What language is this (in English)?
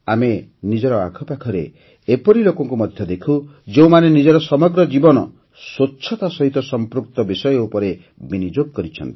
Odia